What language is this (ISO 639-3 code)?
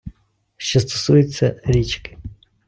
ukr